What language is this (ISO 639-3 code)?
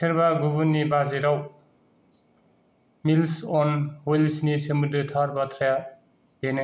brx